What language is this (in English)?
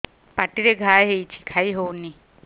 Odia